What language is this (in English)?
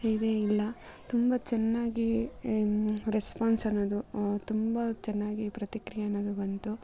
Kannada